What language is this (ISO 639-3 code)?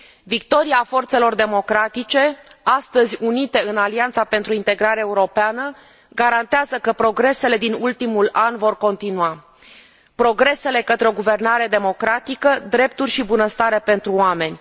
ron